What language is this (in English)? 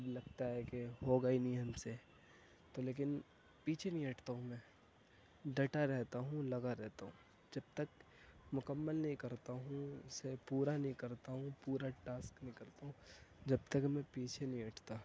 Urdu